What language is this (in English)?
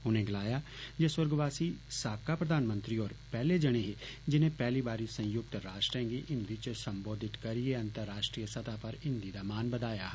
Dogri